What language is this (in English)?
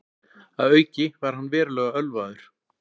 Icelandic